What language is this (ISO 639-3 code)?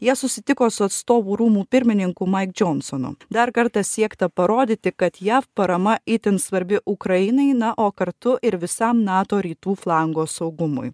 lit